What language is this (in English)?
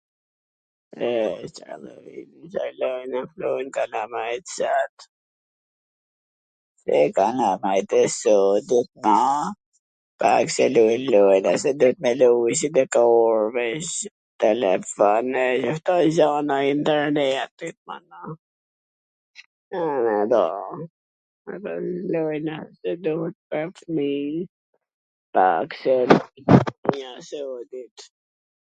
Gheg Albanian